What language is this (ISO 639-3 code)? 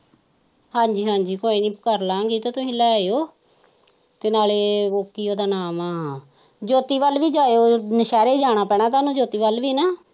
pan